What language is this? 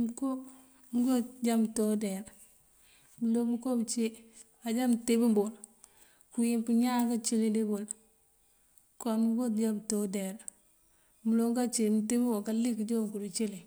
Mandjak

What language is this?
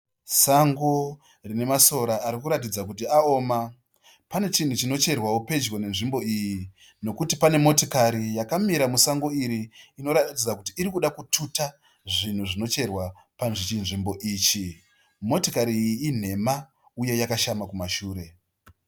Shona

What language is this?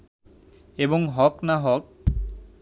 Bangla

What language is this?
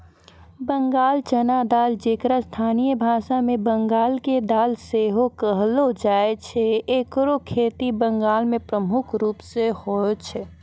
Maithili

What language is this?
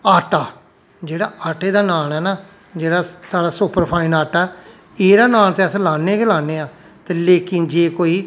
Dogri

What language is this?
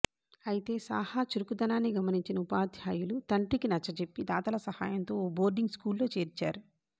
Telugu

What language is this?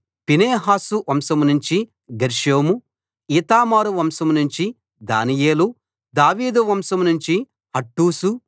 Telugu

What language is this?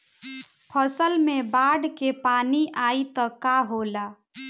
Bhojpuri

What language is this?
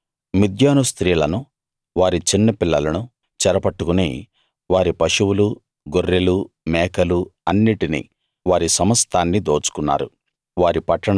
Telugu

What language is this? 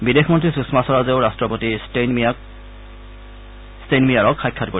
Assamese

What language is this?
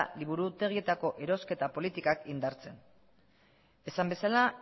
Basque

